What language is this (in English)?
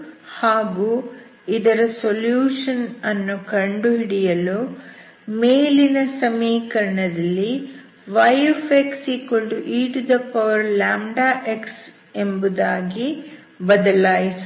Kannada